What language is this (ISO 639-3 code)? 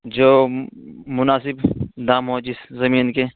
urd